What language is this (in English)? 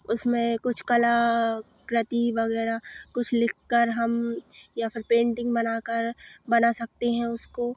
Hindi